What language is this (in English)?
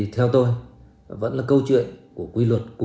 Vietnamese